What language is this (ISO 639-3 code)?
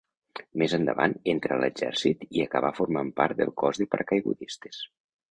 cat